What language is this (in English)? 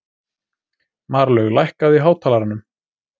Icelandic